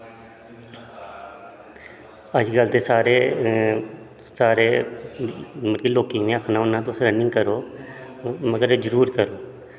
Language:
Dogri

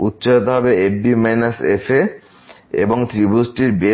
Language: Bangla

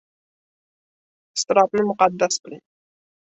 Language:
Uzbek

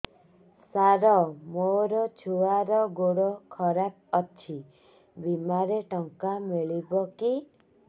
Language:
Odia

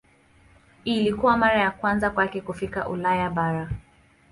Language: Swahili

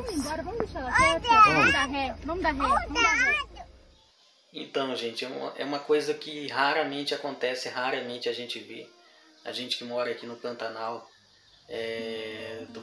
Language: Portuguese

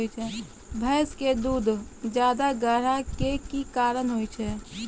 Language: Maithili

